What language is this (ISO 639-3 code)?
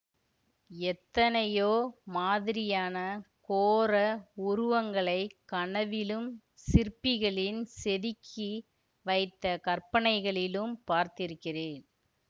tam